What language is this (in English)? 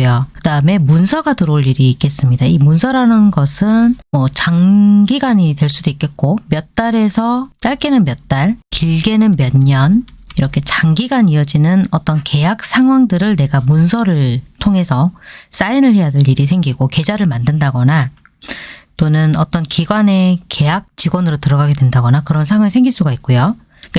Korean